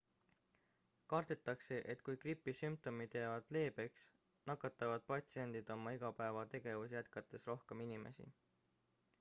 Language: Estonian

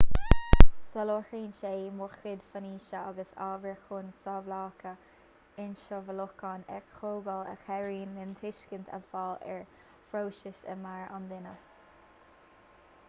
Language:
Irish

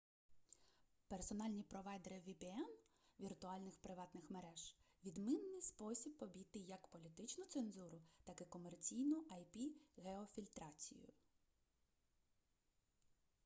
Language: Ukrainian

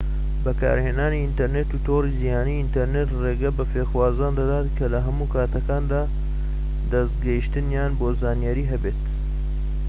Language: Central Kurdish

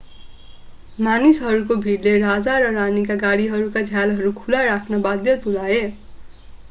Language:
Nepali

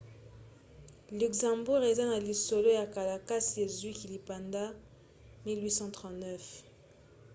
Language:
Lingala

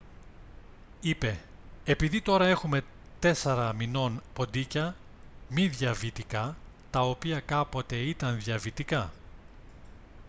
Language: Greek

